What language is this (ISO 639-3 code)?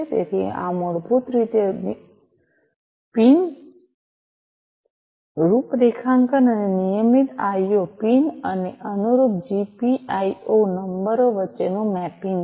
guj